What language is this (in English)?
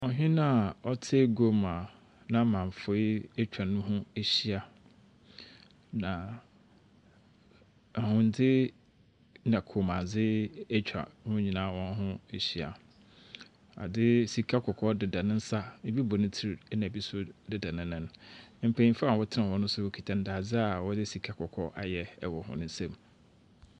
Akan